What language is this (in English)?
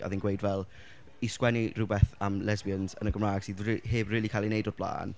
Welsh